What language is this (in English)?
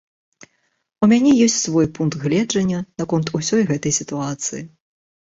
Belarusian